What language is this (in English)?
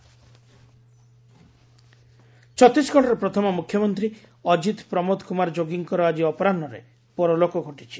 Odia